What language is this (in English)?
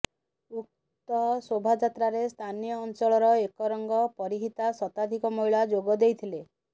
Odia